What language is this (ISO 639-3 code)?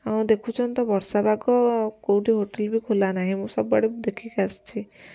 ori